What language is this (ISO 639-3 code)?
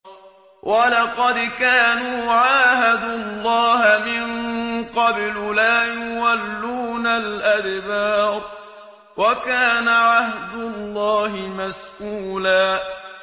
ara